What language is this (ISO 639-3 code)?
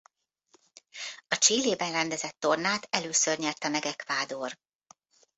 hun